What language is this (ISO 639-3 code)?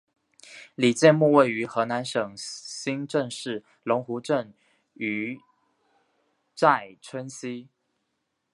zho